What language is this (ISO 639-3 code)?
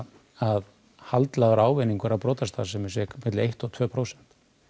isl